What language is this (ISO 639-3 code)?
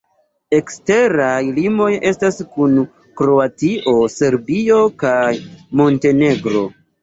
epo